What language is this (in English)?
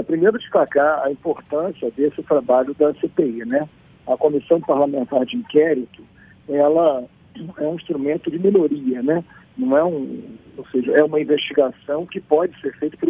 Portuguese